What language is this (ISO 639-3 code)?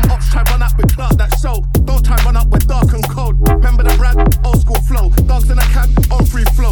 eng